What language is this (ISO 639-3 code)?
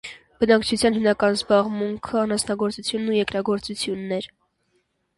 hye